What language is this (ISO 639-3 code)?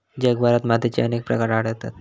mar